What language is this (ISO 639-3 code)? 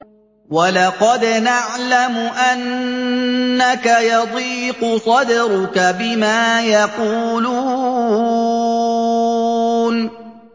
ara